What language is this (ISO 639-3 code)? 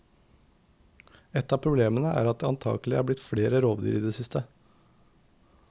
nor